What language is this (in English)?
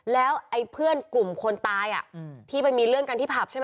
Thai